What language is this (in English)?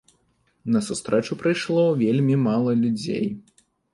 Belarusian